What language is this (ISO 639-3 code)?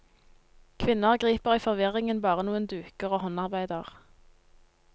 nor